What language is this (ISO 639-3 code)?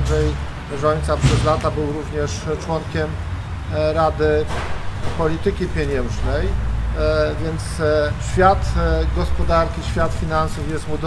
pol